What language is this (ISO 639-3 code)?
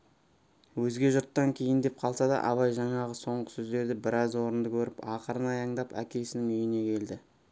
kaz